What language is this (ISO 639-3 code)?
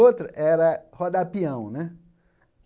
por